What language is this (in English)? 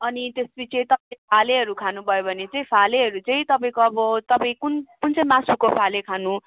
Nepali